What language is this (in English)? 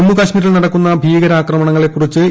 Malayalam